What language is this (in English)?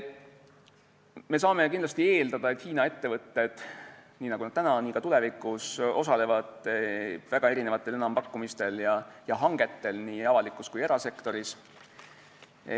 Estonian